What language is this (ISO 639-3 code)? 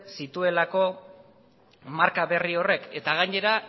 eus